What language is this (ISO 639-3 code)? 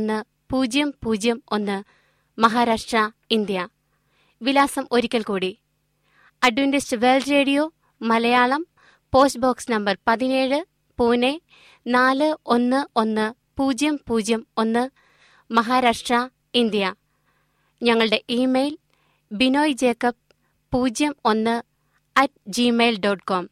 mal